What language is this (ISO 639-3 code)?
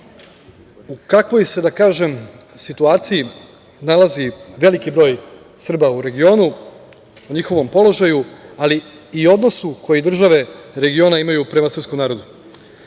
srp